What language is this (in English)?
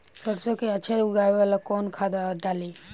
Bhojpuri